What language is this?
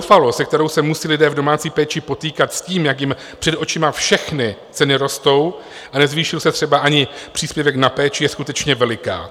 Czech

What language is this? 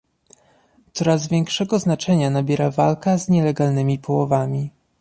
Polish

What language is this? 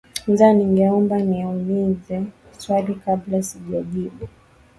Swahili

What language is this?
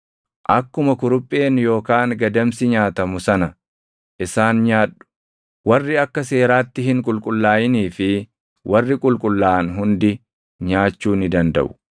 Oromo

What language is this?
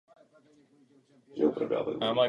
Czech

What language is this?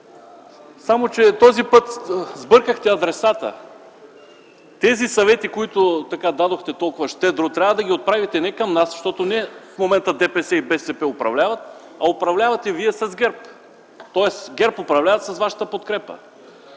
Bulgarian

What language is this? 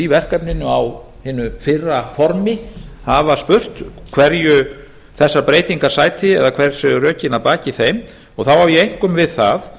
Icelandic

